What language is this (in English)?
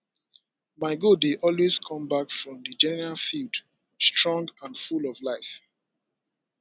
Nigerian Pidgin